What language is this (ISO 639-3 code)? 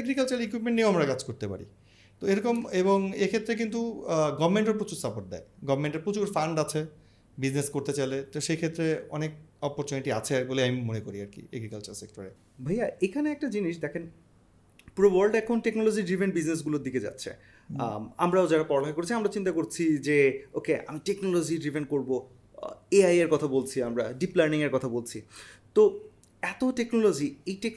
ben